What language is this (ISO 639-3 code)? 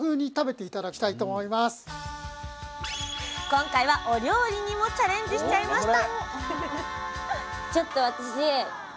jpn